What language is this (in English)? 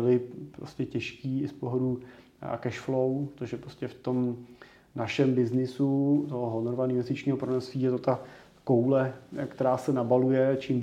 Czech